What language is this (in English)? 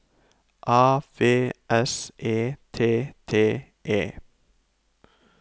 Norwegian